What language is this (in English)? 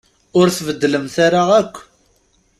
Kabyle